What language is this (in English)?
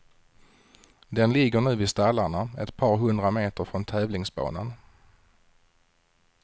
Swedish